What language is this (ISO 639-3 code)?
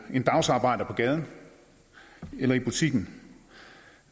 dan